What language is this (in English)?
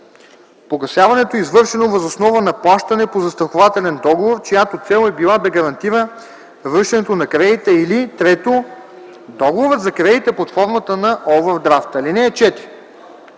Bulgarian